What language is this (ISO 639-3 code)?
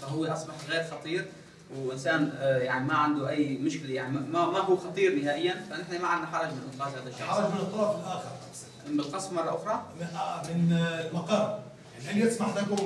ara